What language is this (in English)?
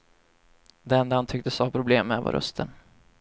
Swedish